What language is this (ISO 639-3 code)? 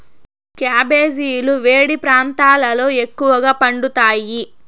tel